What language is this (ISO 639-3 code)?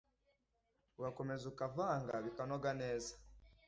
kin